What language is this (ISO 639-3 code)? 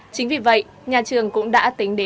vie